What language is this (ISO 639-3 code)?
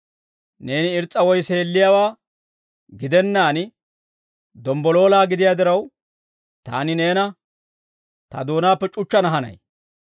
dwr